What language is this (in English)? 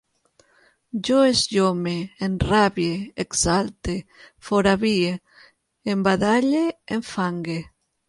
Catalan